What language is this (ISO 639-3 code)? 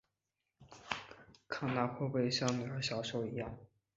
zho